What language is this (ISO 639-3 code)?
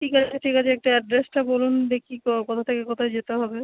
ben